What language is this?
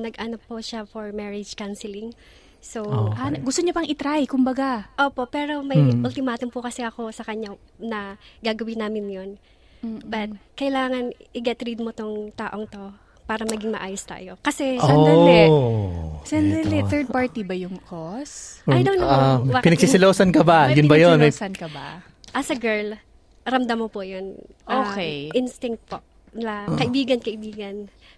Filipino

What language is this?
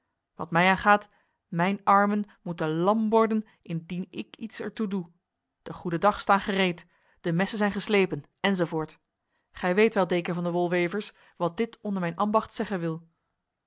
Dutch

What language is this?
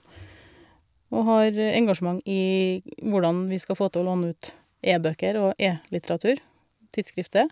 Norwegian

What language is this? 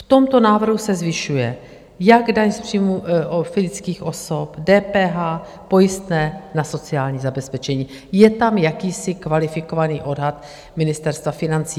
Czech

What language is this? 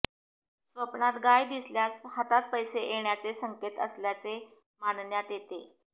Marathi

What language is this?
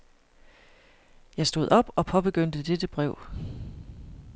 Danish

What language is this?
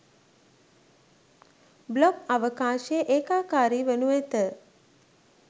Sinhala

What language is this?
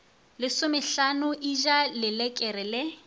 Northern Sotho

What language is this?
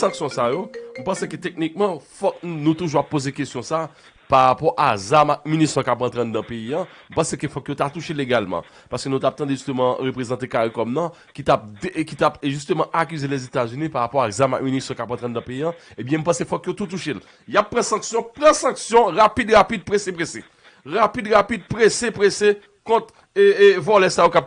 French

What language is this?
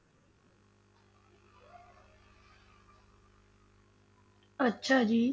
Punjabi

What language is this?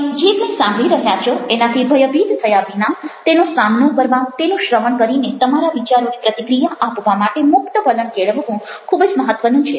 Gujarati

